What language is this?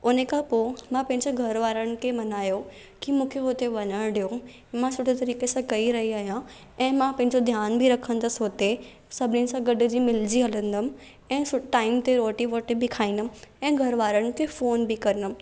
Sindhi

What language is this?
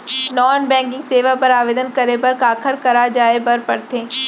Chhattisgarhi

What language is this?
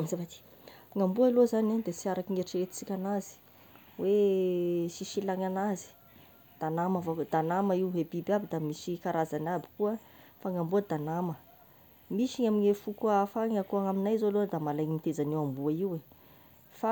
Tesaka Malagasy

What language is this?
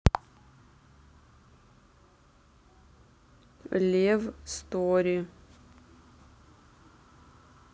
Russian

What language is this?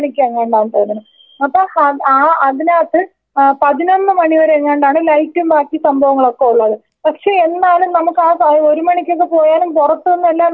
Malayalam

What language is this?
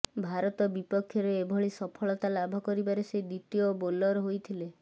Odia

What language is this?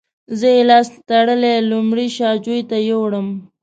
Pashto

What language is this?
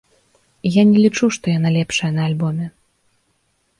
Belarusian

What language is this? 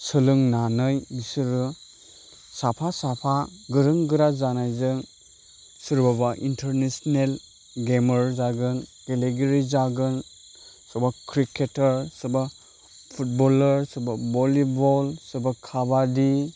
Bodo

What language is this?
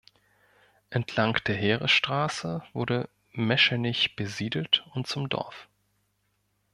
German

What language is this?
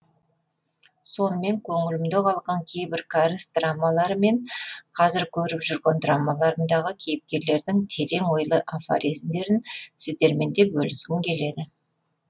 Kazakh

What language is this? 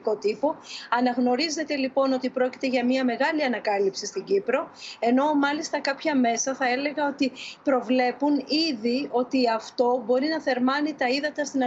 Greek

